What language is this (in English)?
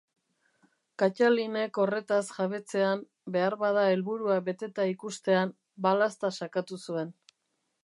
Basque